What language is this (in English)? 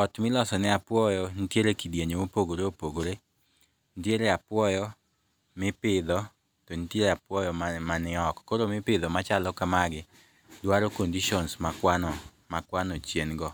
Luo (Kenya and Tanzania)